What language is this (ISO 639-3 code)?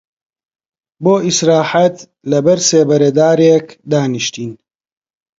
ckb